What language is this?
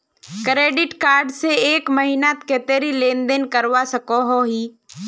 Magahi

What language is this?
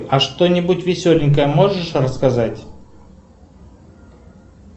Russian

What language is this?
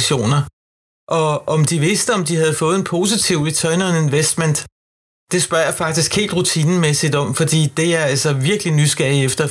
Danish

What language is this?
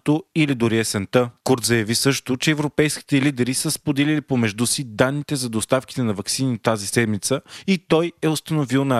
Bulgarian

